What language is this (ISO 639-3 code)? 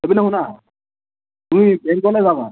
asm